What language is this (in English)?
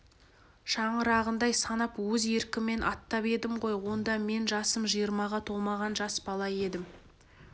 Kazakh